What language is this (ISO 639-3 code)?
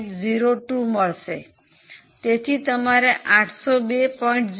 guj